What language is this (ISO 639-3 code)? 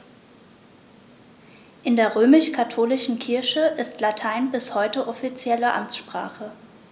deu